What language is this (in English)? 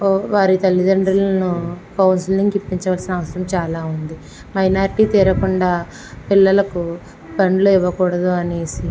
Telugu